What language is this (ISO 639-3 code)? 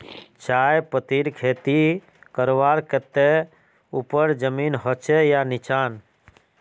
mag